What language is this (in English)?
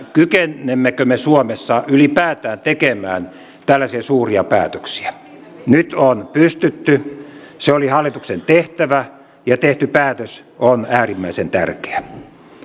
Finnish